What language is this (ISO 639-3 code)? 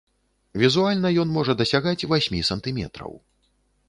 bel